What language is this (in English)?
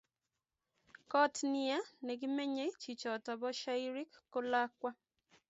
Kalenjin